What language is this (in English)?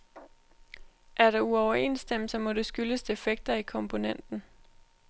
Danish